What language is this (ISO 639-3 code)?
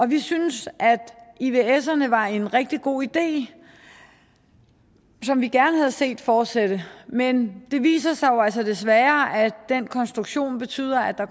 dan